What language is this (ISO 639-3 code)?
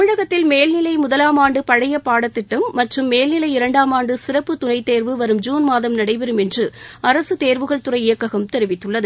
tam